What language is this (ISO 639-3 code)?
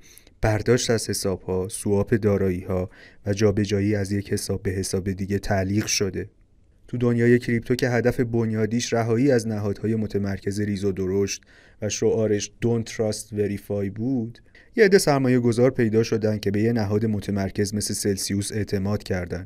fas